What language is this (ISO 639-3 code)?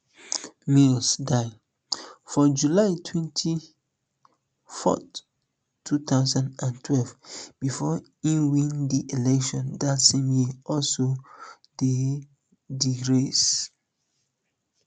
pcm